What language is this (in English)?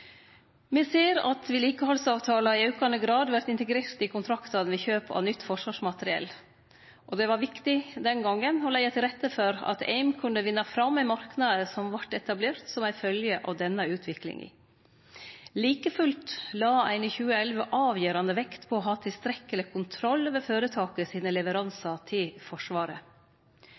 Norwegian Nynorsk